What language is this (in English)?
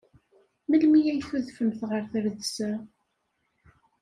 Kabyle